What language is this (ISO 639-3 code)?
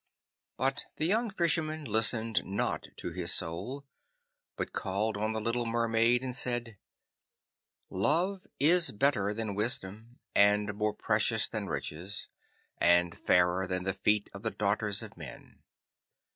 eng